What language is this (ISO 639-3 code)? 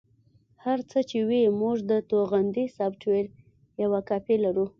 pus